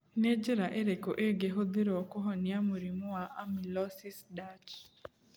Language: Kikuyu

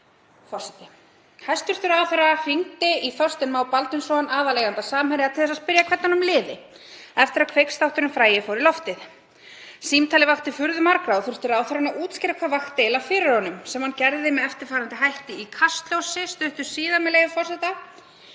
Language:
Icelandic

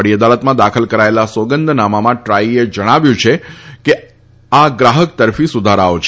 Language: Gujarati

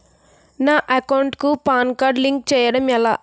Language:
Telugu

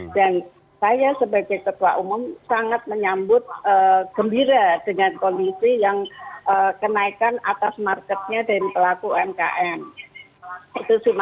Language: Indonesian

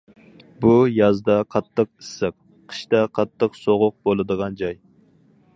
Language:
Uyghur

